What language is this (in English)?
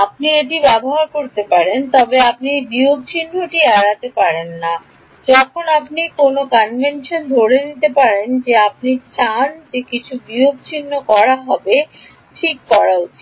Bangla